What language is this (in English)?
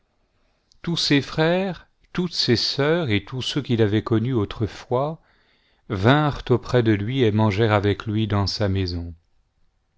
French